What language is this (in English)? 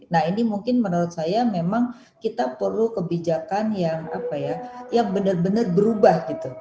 Indonesian